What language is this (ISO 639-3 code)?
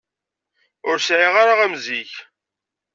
kab